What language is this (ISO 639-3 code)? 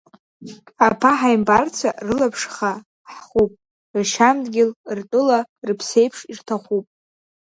abk